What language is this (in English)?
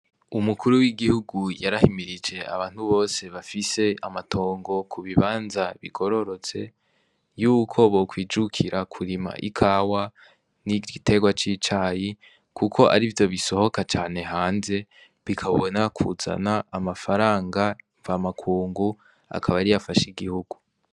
Rundi